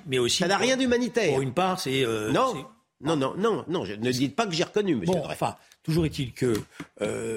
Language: French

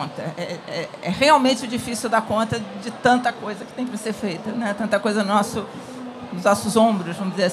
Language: Portuguese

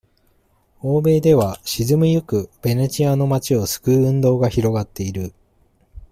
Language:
Japanese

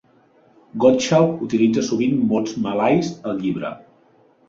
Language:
Catalan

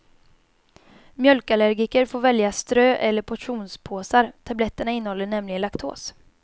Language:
Swedish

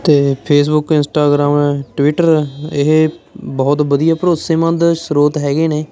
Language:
Punjabi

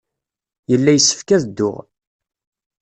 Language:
Kabyle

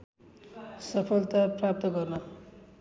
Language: Nepali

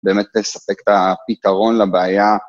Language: Hebrew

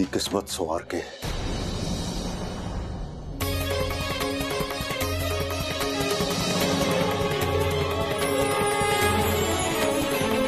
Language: Hindi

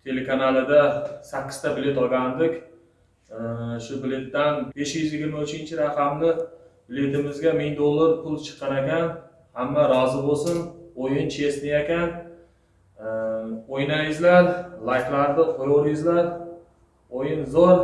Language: Turkish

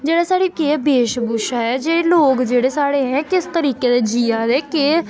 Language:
Dogri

